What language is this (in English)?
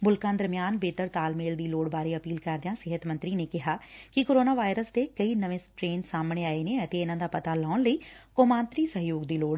Punjabi